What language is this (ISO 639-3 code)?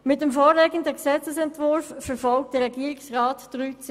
gsw